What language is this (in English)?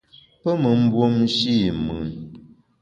Bamun